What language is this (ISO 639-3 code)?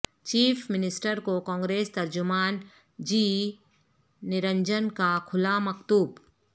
urd